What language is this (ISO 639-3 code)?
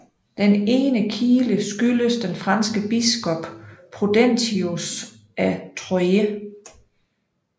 dan